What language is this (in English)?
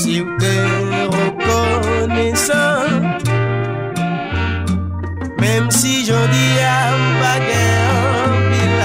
Arabic